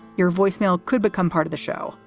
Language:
English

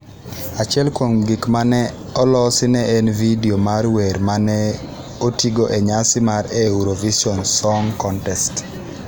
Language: Luo (Kenya and Tanzania)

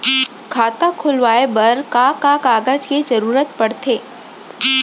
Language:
Chhattisgarhi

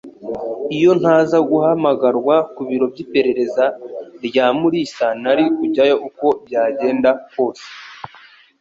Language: Kinyarwanda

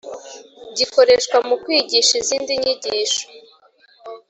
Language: Kinyarwanda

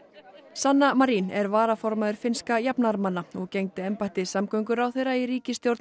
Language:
Icelandic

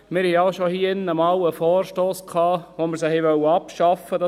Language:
Swiss German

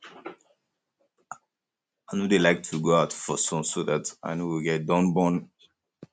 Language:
Nigerian Pidgin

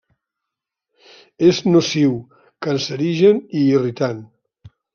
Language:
Catalan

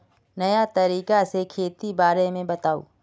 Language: Magahi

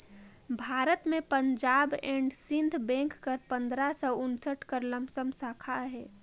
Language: Chhattisgarhi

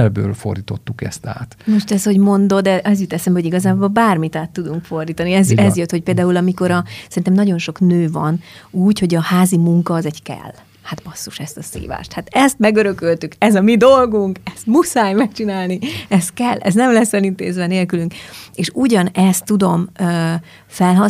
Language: Hungarian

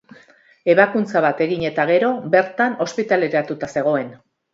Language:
Basque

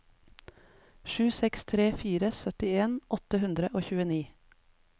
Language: Norwegian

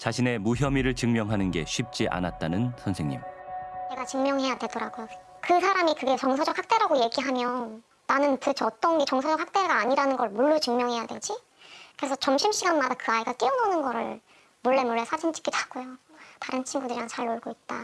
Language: Korean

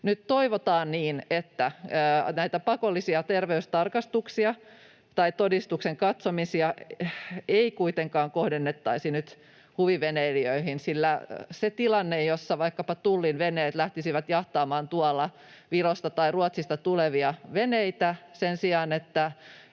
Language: Finnish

